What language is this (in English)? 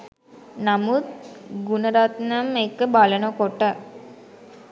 Sinhala